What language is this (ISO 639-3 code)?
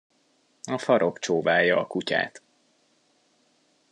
hun